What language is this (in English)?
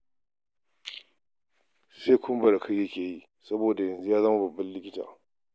Hausa